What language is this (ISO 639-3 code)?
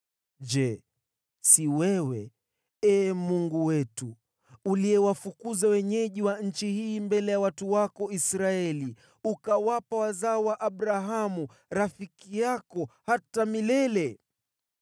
swa